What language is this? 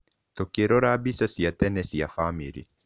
Kikuyu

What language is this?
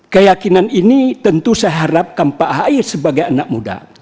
Indonesian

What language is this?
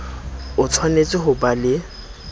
Southern Sotho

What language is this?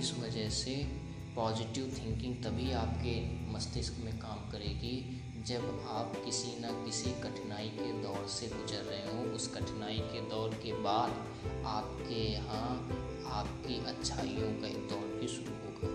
Hindi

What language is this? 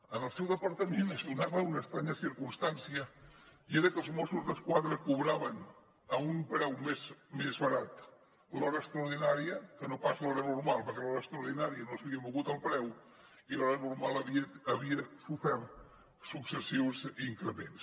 Catalan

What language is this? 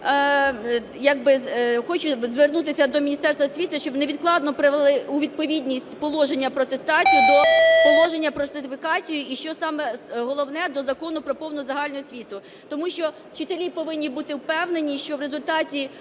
Ukrainian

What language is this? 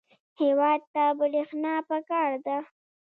Pashto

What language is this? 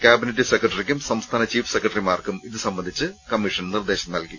Malayalam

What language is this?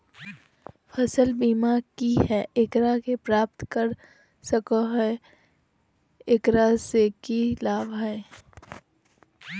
Magahi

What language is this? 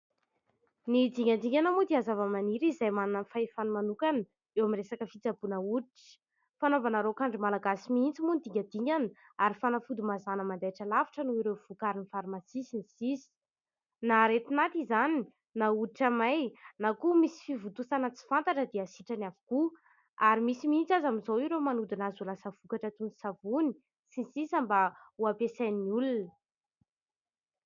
Malagasy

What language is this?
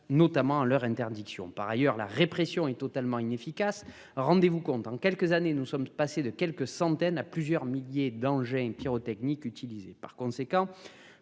French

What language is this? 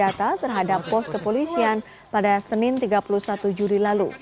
Indonesian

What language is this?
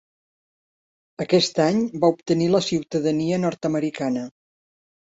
Catalan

